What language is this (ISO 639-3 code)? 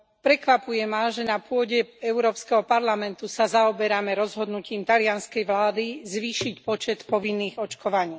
slk